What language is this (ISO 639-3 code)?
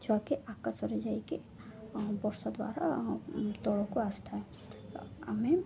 ori